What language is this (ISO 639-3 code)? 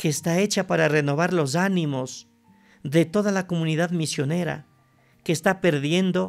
spa